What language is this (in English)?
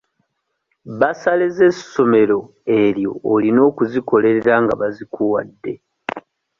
Ganda